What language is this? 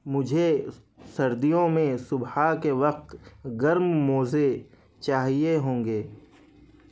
Urdu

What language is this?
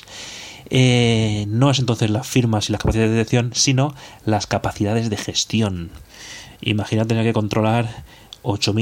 Spanish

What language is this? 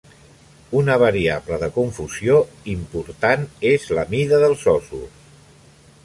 Catalan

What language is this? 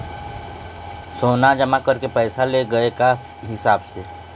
Chhattisgarhi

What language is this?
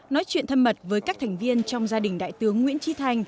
Vietnamese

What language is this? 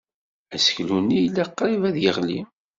Kabyle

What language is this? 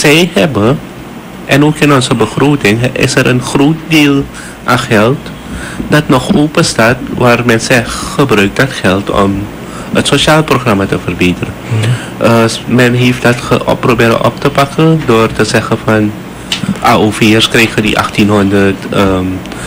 Dutch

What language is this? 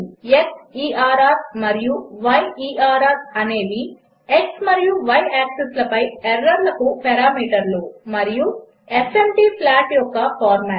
Telugu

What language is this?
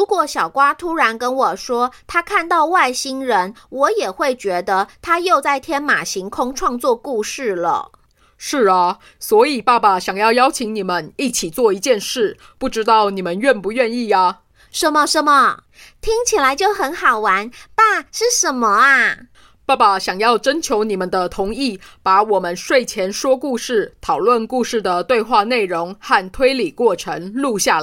Chinese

